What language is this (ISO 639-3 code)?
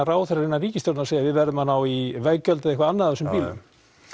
isl